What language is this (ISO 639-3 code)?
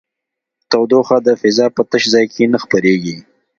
pus